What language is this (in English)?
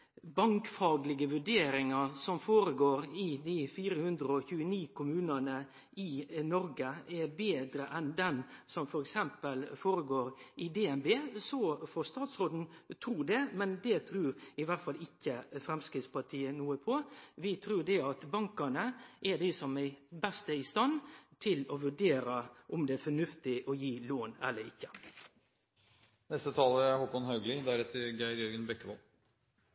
Norwegian